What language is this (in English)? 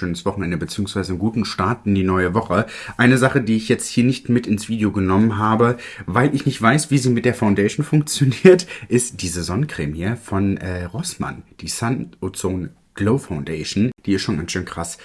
German